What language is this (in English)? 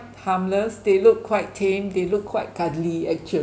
English